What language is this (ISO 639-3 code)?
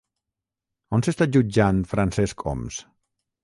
cat